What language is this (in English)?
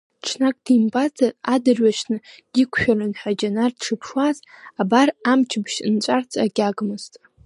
Abkhazian